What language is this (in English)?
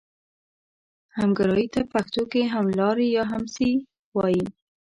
Pashto